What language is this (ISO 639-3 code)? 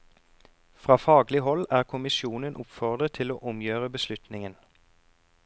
nor